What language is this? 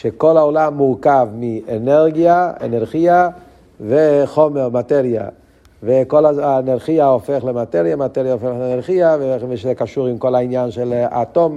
Hebrew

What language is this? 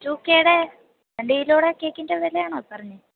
Malayalam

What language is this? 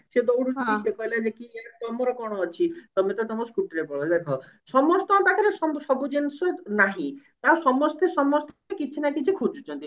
Odia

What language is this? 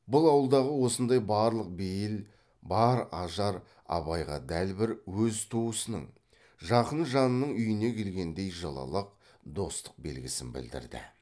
Kazakh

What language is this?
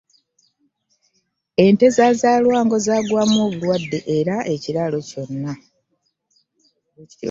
Ganda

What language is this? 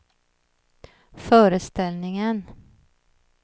Swedish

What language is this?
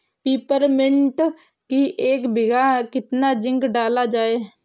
Hindi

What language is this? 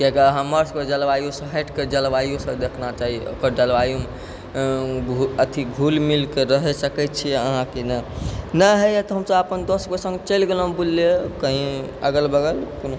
Maithili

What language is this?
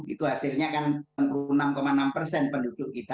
Indonesian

